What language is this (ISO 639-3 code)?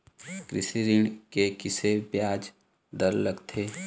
hne